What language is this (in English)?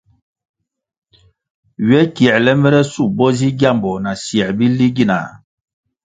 Kwasio